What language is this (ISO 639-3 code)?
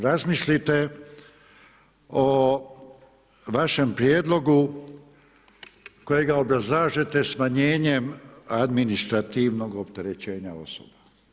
hrv